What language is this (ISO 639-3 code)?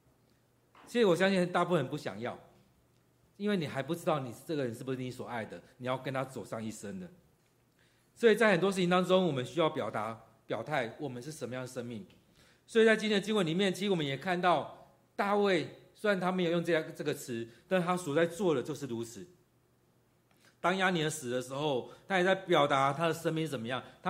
zho